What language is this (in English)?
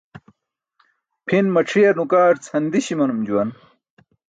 Burushaski